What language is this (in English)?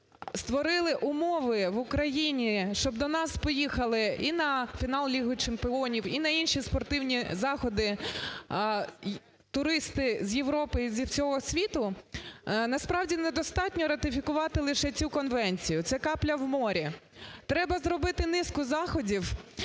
Ukrainian